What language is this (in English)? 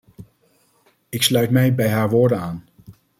Dutch